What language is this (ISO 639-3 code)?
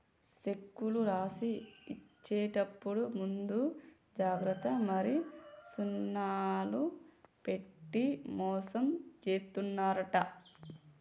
tel